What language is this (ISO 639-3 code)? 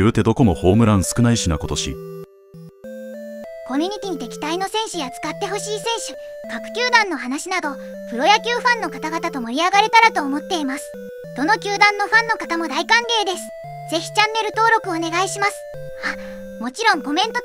jpn